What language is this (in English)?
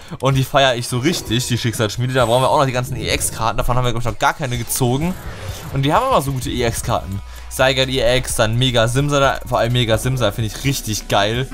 German